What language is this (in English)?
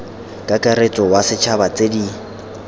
Tswana